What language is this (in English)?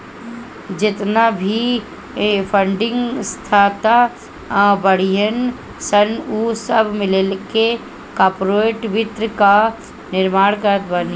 Bhojpuri